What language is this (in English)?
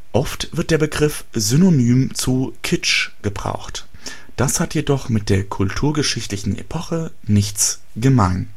German